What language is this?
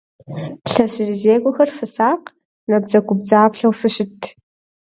Kabardian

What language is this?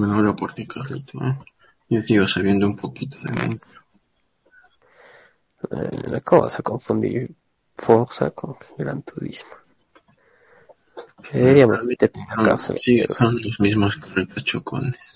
Spanish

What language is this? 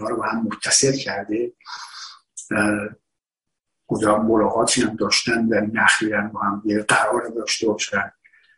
Persian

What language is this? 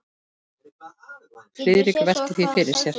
Icelandic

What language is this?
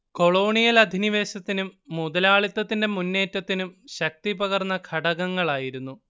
Malayalam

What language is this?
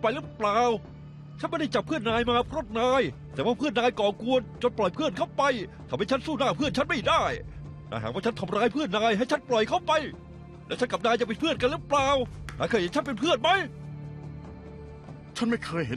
Thai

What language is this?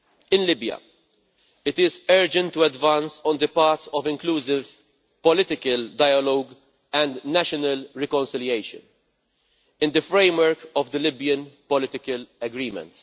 English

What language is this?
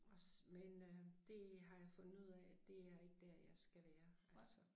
Danish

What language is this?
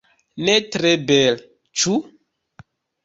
Esperanto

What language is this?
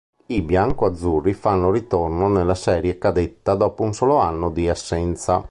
Italian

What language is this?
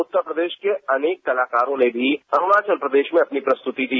Hindi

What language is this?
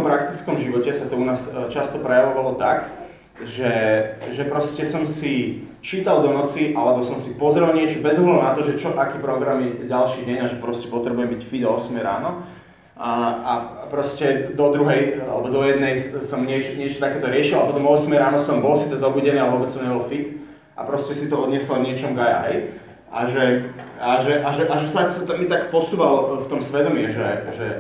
Slovak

